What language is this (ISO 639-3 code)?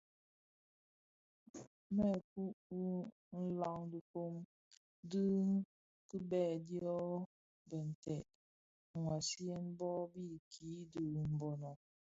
ksf